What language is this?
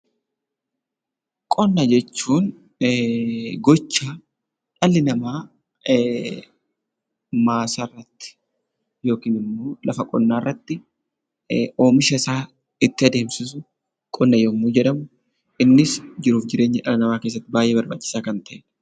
Oromo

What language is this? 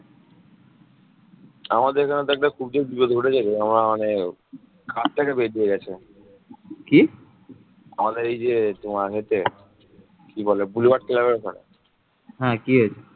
Bangla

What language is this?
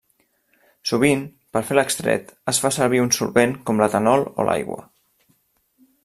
Catalan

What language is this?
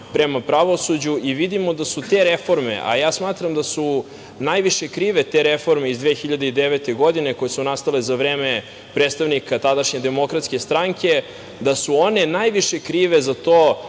Serbian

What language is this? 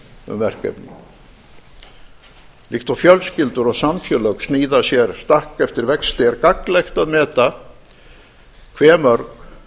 Icelandic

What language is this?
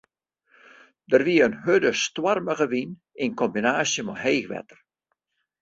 Western Frisian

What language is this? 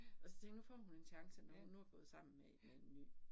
Danish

